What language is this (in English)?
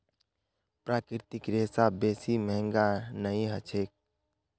Magahi